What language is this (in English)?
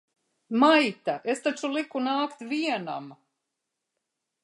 Latvian